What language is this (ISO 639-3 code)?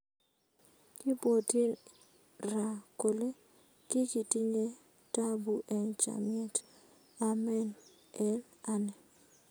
kln